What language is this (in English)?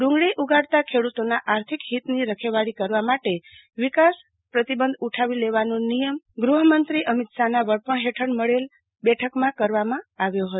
Gujarati